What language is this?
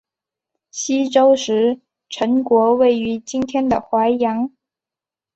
Chinese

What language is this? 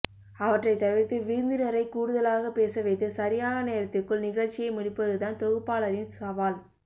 Tamil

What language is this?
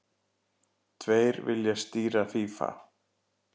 Icelandic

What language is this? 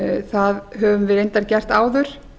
Icelandic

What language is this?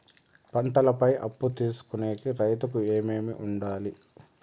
Telugu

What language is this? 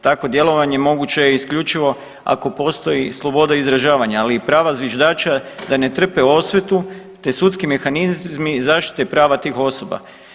Croatian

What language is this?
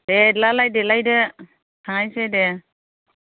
Bodo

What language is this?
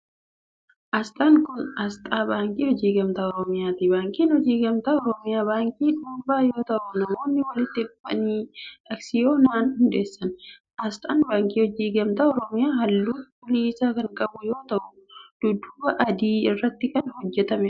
Oromo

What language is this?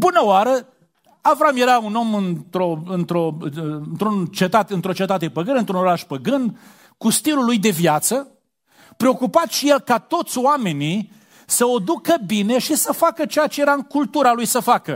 Romanian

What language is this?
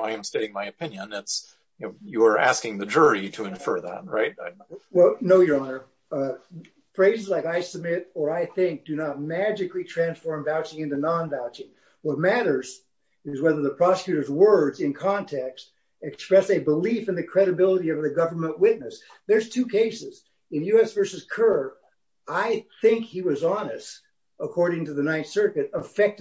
English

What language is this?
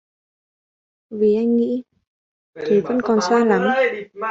Vietnamese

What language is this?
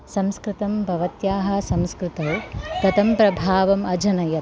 Sanskrit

